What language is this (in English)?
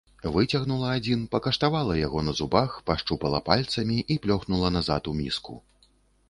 Belarusian